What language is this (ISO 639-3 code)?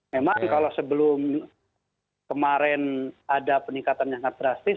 ind